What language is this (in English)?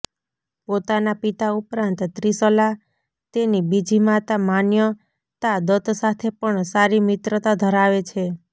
Gujarati